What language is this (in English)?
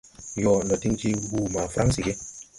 Tupuri